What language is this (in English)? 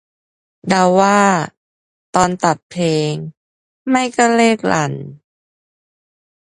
Thai